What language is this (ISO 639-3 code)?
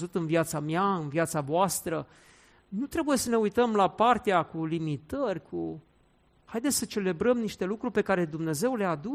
ron